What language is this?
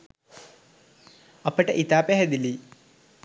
Sinhala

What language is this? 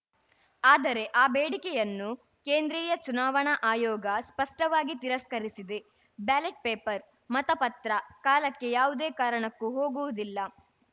Kannada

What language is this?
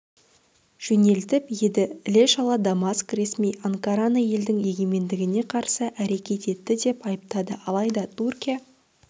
Kazakh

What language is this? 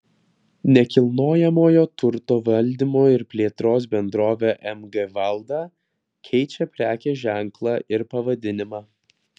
Lithuanian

